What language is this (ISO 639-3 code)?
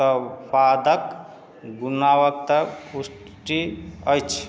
mai